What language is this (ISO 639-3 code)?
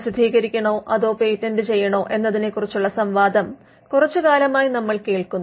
mal